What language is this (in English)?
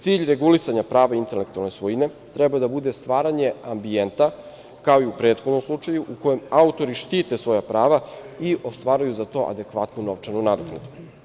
Serbian